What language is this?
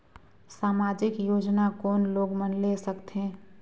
Chhattisgarhi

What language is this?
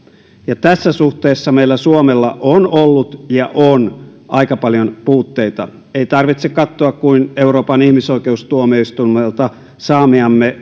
Finnish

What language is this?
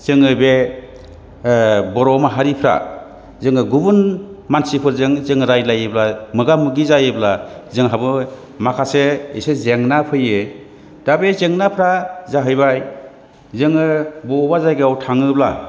Bodo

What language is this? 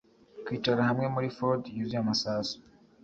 Kinyarwanda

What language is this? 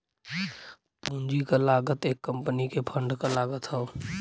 Bhojpuri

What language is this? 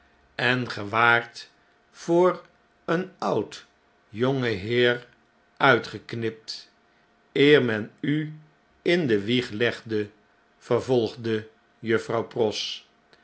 Dutch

